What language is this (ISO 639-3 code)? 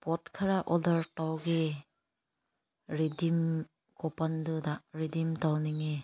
mni